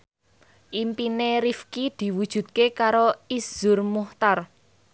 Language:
Javanese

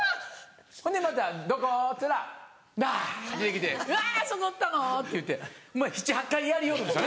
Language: Japanese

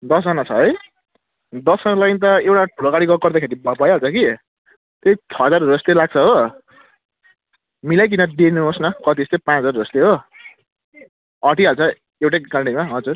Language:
Nepali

